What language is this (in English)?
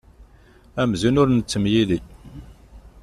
Kabyle